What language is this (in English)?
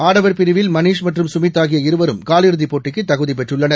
Tamil